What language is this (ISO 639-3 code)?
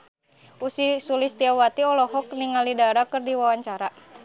sun